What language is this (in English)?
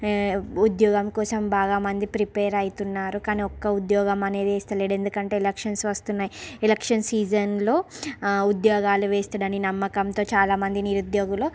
Telugu